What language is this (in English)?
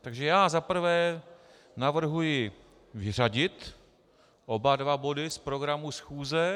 Czech